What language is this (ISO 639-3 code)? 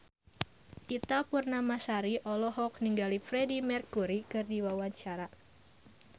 sun